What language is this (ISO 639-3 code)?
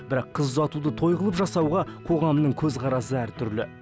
kaz